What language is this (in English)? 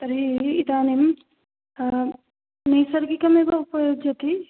Sanskrit